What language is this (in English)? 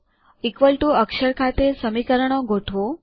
Gujarati